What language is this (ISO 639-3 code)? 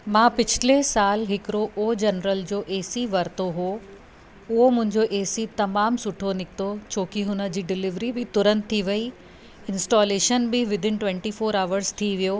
snd